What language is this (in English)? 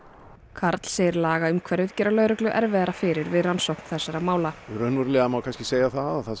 Icelandic